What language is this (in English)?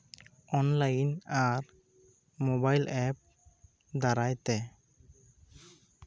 Santali